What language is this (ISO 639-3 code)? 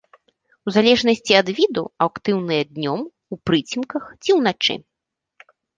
bel